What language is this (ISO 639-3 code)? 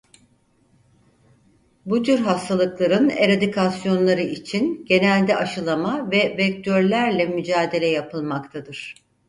tur